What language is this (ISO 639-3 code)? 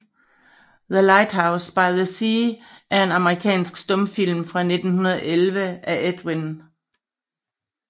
dan